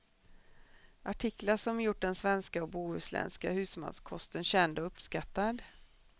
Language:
Swedish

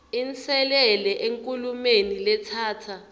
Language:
Swati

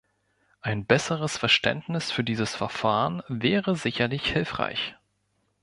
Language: German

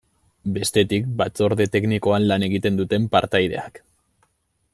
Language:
Basque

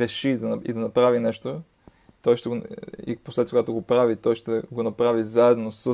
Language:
Bulgarian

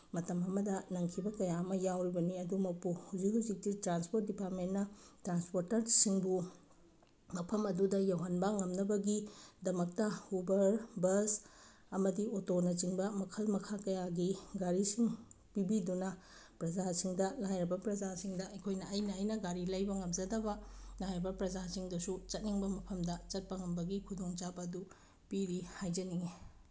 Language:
Manipuri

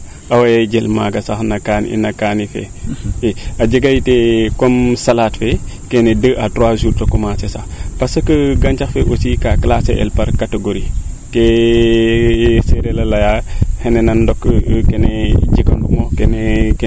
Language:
Serer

